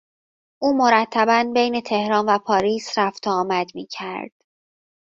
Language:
Persian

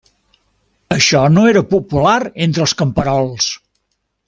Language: Catalan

